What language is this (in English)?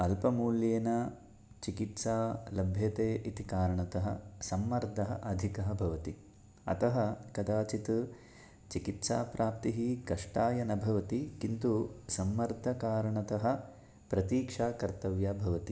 Sanskrit